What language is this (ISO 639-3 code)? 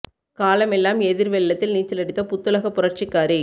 tam